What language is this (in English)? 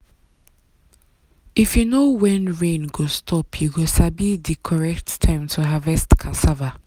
Nigerian Pidgin